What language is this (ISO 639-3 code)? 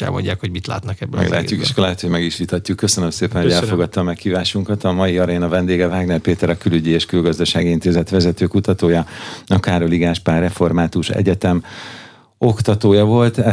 hun